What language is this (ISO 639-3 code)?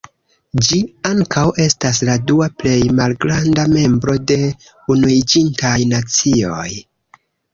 epo